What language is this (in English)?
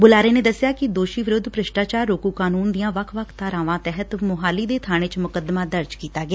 Punjabi